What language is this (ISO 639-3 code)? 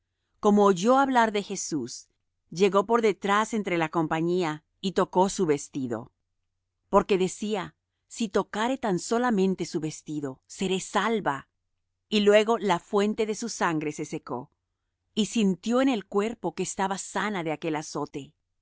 spa